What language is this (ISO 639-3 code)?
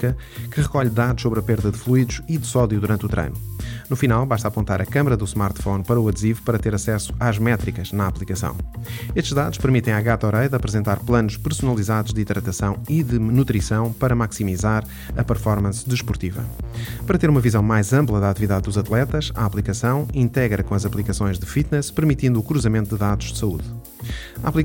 por